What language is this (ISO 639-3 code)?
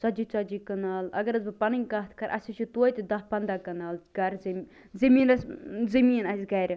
kas